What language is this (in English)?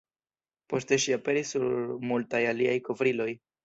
Esperanto